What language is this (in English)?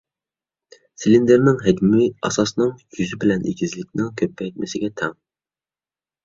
Uyghur